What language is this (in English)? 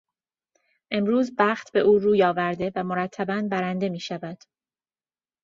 Persian